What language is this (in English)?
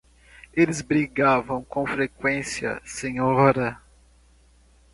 Portuguese